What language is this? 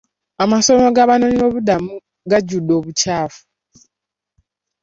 Ganda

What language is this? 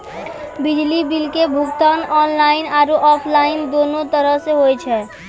Maithili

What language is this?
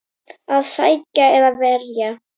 Icelandic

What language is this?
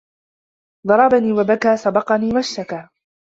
Arabic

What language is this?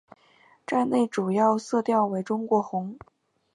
Chinese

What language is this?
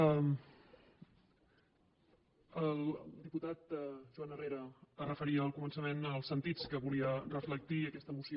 Catalan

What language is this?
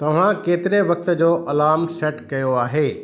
Sindhi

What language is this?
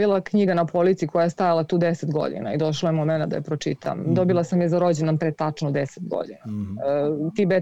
Croatian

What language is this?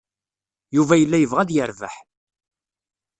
Kabyle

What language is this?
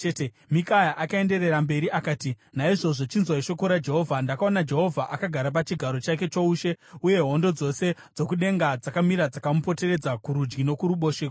Shona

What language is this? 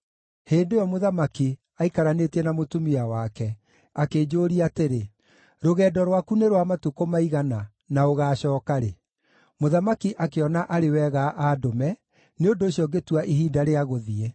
Kikuyu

